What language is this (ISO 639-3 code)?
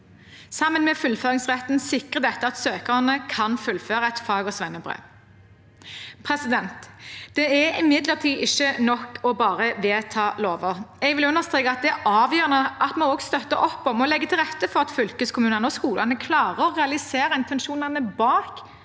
nor